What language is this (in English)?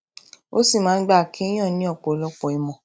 Yoruba